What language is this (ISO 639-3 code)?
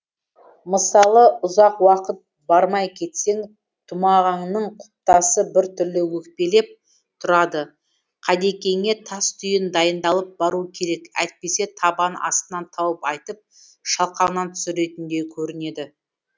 kaz